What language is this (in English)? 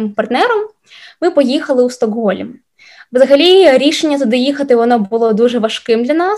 Ukrainian